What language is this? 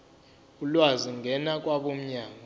Zulu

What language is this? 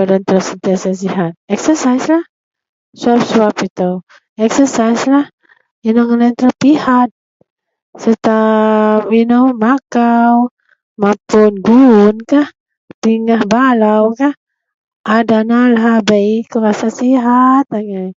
Central Melanau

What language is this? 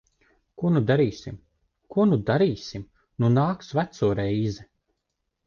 Latvian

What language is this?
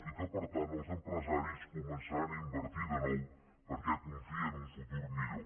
Catalan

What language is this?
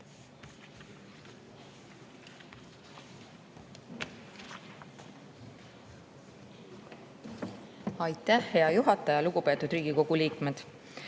Estonian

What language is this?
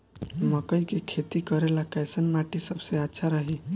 Bhojpuri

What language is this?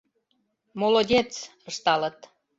Mari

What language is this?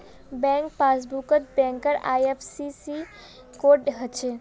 Magahi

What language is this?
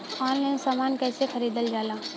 Bhojpuri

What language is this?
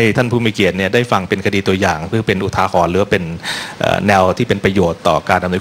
Thai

